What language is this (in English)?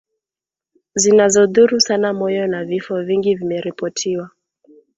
Swahili